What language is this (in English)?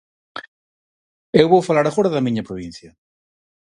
Galician